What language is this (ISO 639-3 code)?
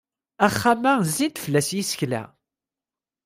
kab